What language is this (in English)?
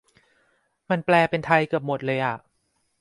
Thai